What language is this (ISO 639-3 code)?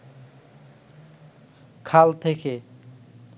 ben